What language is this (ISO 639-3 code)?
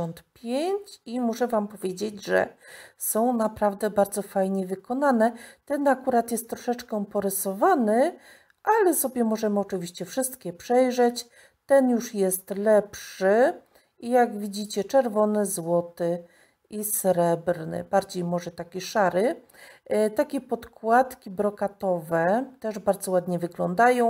pol